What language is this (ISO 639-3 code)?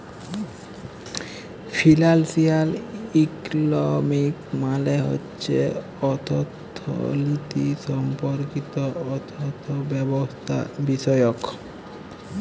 ben